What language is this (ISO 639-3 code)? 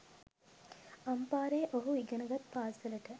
sin